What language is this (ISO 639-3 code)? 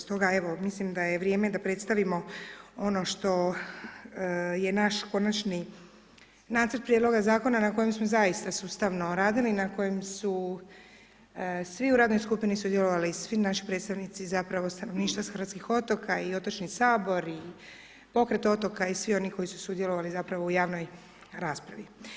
hrv